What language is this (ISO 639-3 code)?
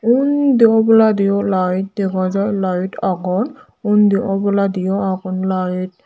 ccp